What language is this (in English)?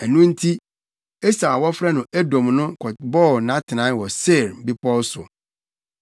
Akan